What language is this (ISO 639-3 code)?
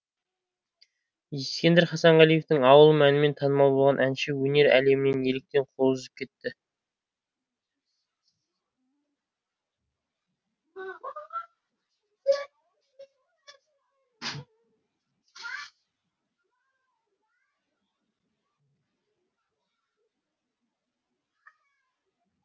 kaz